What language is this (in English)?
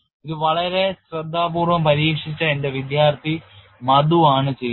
Malayalam